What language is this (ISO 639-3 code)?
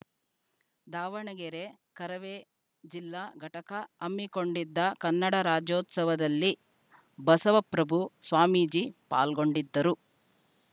kan